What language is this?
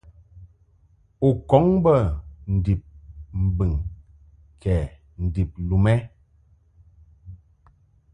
Mungaka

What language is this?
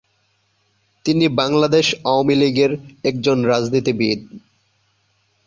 Bangla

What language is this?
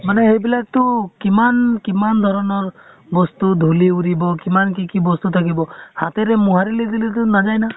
Assamese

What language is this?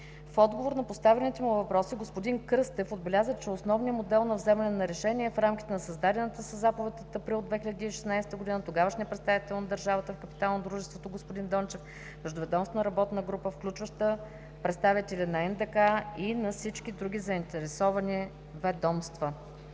Bulgarian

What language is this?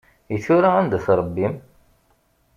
Kabyle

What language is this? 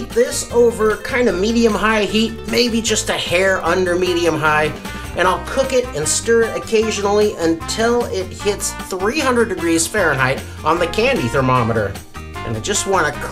English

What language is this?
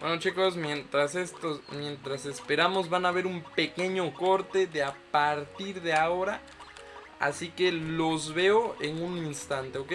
Spanish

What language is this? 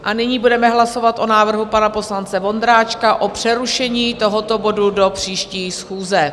Czech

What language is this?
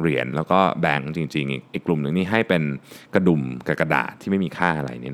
Thai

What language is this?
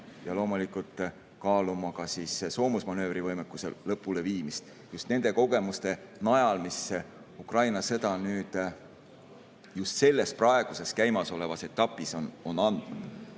Estonian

